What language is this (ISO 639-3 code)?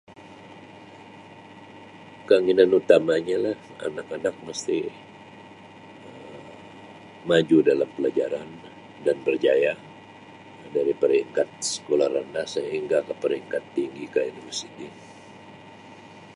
msi